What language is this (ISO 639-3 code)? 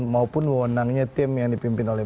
ind